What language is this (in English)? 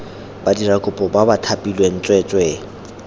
Tswana